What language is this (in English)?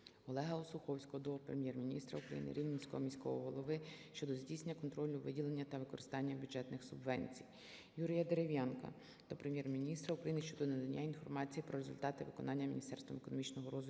Ukrainian